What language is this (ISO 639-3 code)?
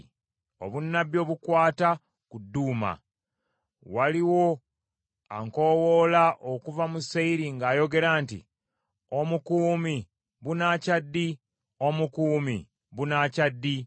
lug